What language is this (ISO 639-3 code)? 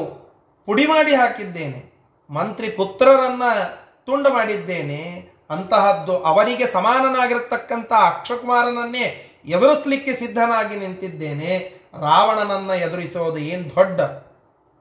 kan